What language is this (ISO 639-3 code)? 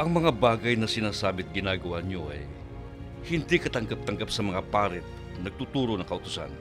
fil